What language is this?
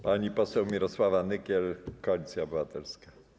Polish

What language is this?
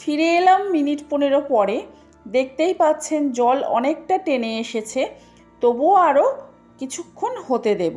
Bangla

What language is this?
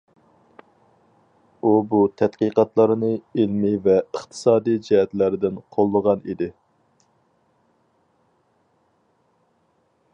Uyghur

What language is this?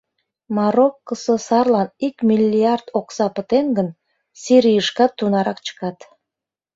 Mari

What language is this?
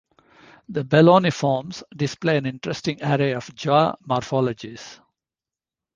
English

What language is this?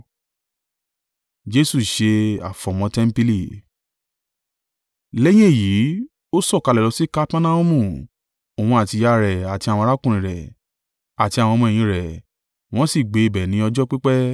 Yoruba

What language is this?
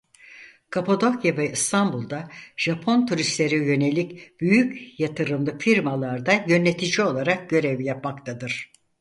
Turkish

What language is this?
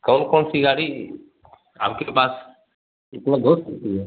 Hindi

